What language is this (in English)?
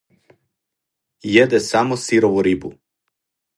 Serbian